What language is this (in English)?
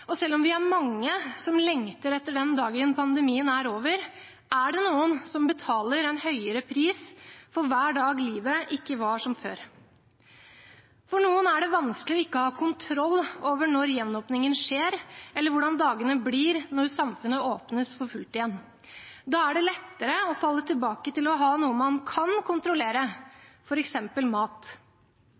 Norwegian Bokmål